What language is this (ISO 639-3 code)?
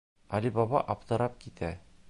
bak